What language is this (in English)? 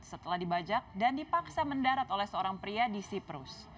Indonesian